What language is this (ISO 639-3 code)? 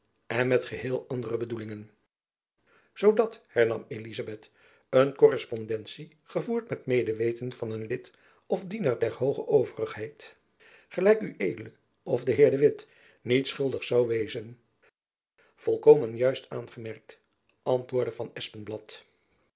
nld